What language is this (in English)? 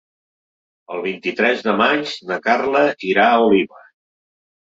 Catalan